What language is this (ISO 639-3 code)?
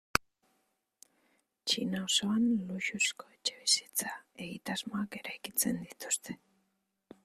eus